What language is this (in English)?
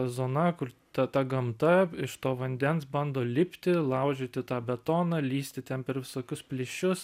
Lithuanian